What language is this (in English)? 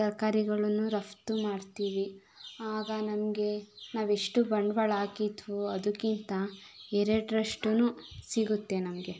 Kannada